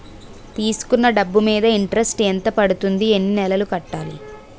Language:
Telugu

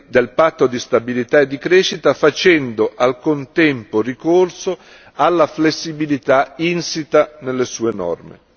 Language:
Italian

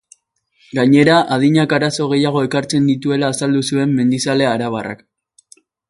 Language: Basque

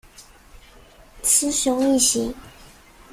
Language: Chinese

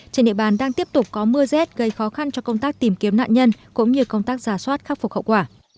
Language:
Vietnamese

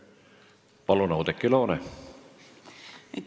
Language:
Estonian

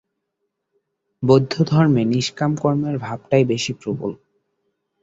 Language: Bangla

